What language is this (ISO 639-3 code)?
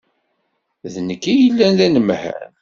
kab